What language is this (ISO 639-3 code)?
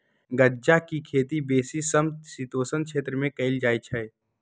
mag